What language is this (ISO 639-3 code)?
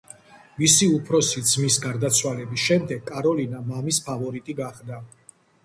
kat